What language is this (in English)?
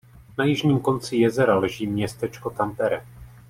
Czech